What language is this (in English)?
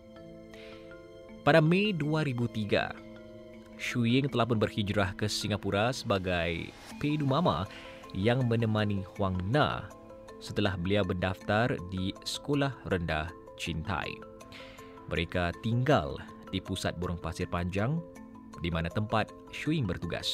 Malay